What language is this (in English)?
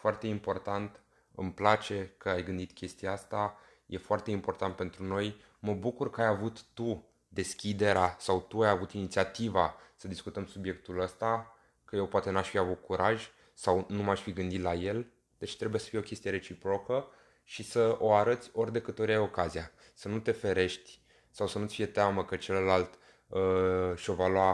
Romanian